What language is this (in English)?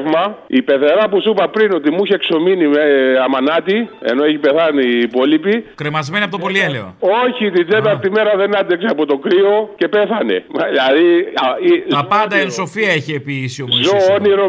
Greek